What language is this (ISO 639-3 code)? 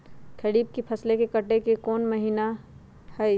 mag